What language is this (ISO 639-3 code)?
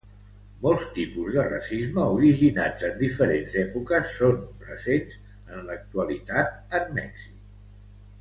cat